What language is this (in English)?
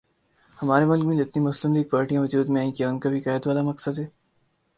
Urdu